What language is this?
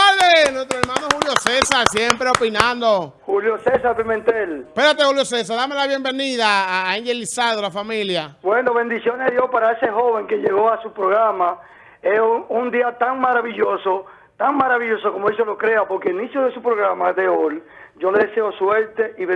Spanish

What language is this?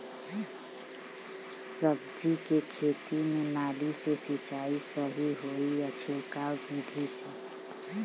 Bhojpuri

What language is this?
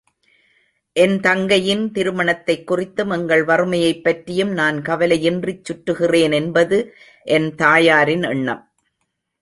Tamil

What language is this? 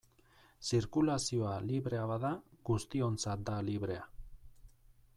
Basque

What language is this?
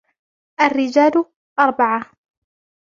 Arabic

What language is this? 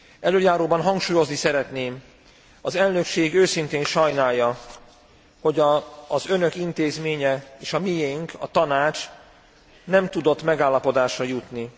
Hungarian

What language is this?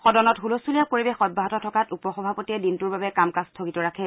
Assamese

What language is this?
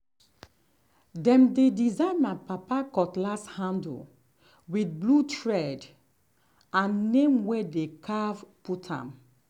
Nigerian Pidgin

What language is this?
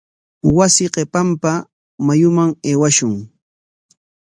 Corongo Ancash Quechua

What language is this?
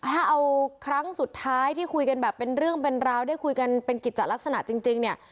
Thai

